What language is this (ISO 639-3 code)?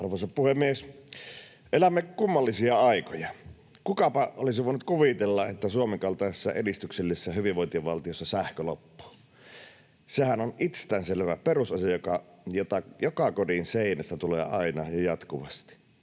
fin